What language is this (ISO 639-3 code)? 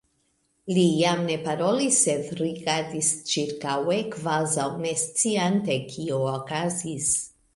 epo